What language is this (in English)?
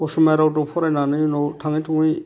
Bodo